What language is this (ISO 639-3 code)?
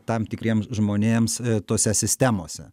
lit